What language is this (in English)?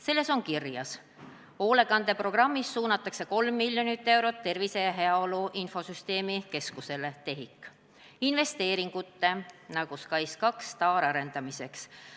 Estonian